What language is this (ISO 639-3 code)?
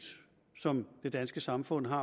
dan